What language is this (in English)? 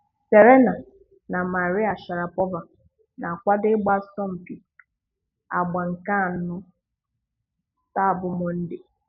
Igbo